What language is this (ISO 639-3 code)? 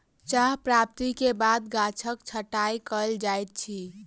mai